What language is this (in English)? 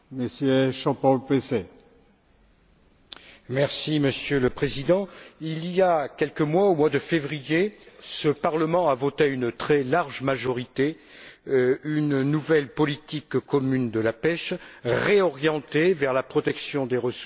French